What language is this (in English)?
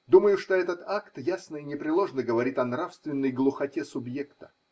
Russian